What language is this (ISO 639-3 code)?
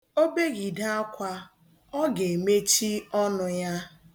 ibo